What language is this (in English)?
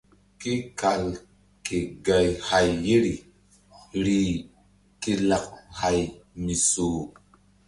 Mbum